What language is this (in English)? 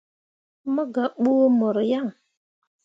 Mundang